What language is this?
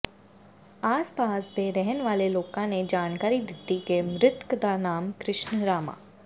Punjabi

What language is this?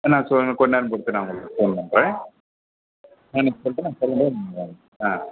Tamil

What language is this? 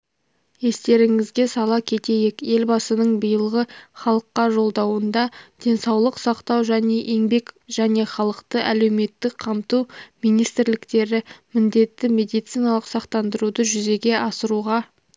Kazakh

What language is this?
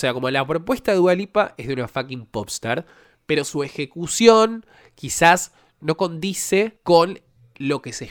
Spanish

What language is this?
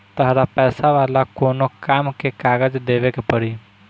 Bhojpuri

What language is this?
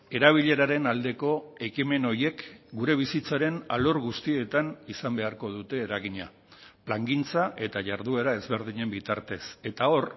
Basque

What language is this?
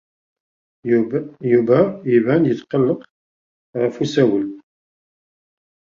Kabyle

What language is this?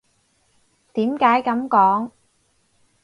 Cantonese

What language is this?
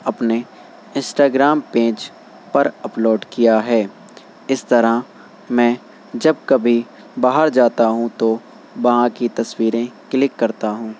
Urdu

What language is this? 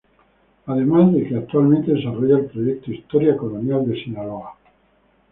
Spanish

